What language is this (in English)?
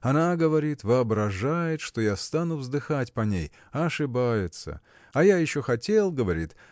Russian